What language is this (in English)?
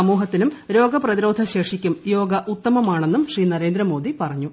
Malayalam